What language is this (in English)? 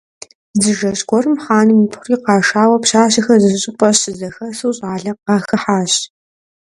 Kabardian